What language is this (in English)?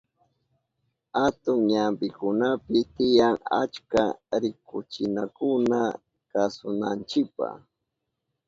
Southern Pastaza Quechua